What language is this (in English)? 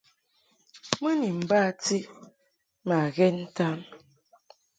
Mungaka